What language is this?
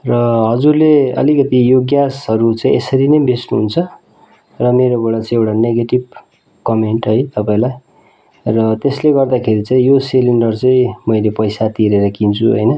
Nepali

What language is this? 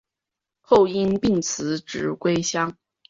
Chinese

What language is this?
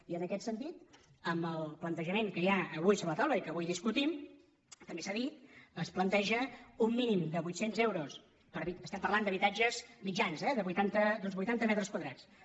Catalan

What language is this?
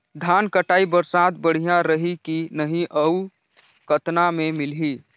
Chhattisgarhi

